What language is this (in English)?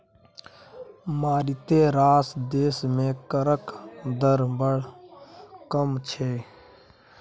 Maithili